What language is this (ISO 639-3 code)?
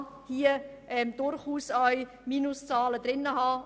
gsw